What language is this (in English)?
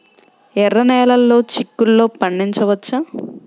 Telugu